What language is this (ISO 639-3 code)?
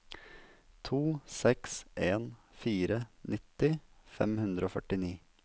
nor